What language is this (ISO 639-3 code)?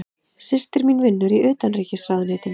isl